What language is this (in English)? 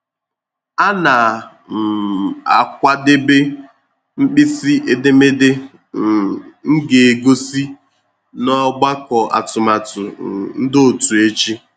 Igbo